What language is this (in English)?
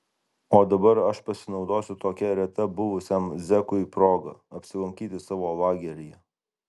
Lithuanian